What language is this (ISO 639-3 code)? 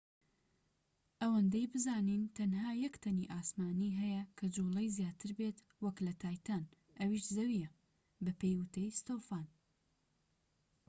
ckb